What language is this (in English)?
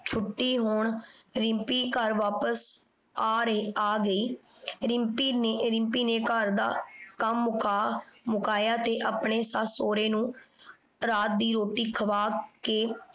Punjabi